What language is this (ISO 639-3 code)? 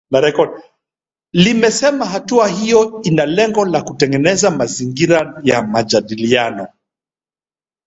swa